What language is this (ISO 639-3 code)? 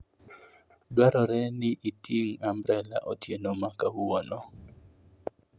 luo